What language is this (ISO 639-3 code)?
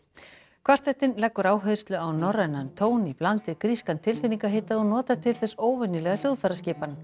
isl